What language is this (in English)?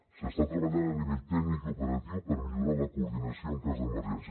Catalan